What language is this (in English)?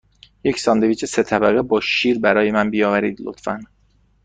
Persian